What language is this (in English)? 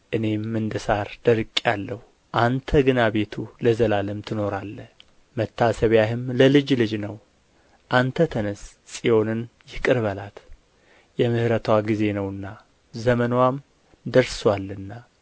Amharic